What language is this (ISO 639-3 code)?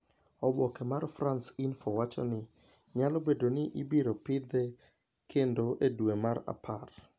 luo